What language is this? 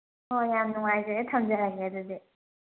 Manipuri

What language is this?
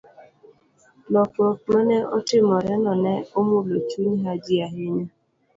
Luo (Kenya and Tanzania)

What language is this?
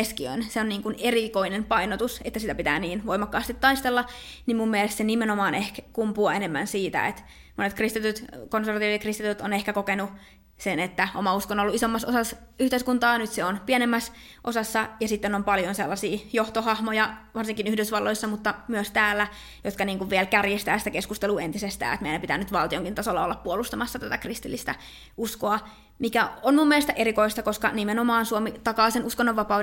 Finnish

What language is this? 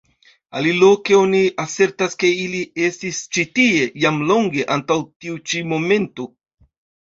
Esperanto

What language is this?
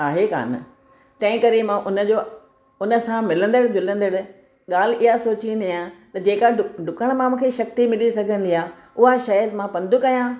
Sindhi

